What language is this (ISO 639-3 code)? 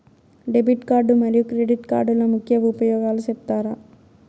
tel